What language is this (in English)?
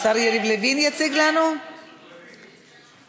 Hebrew